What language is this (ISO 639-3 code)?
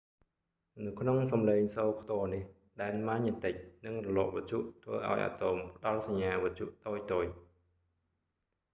khm